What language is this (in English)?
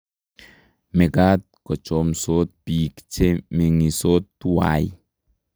Kalenjin